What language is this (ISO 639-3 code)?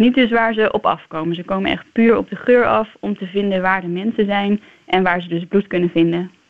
nld